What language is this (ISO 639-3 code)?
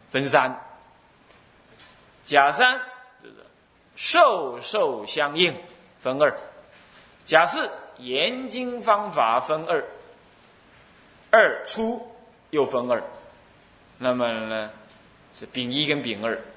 zho